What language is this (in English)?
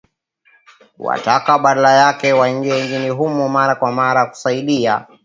Swahili